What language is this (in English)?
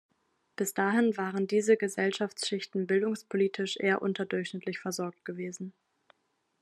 German